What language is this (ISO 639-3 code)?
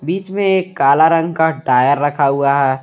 hin